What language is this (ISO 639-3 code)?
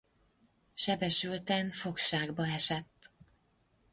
hun